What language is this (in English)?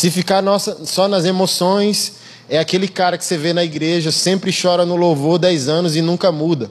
Portuguese